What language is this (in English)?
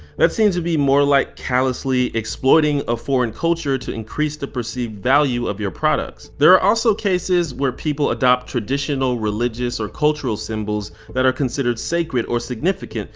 English